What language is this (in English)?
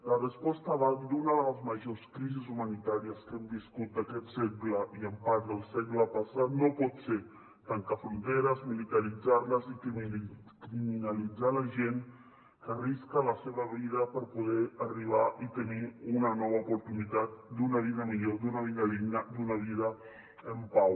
Catalan